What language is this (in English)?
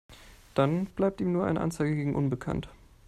German